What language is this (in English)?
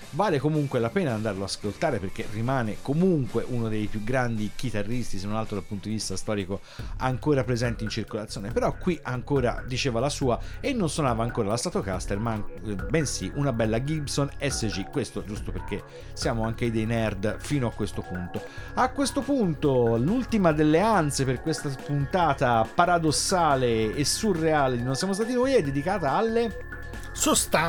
Italian